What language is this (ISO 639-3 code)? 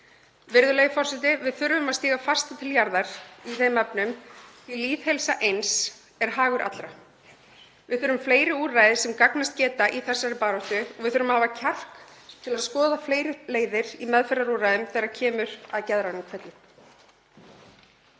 isl